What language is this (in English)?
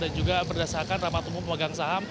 Indonesian